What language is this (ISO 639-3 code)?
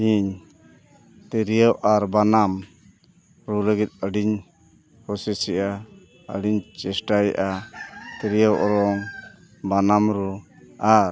sat